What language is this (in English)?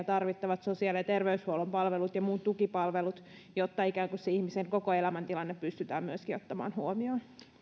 Finnish